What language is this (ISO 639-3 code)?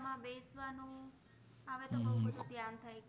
guj